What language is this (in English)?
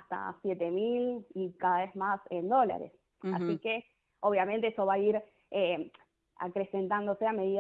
Spanish